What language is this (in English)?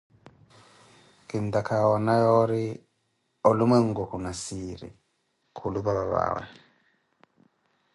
Koti